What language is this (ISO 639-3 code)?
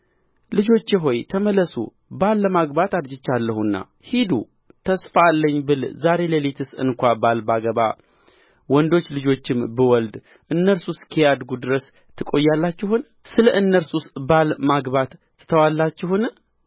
amh